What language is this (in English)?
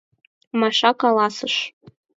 Mari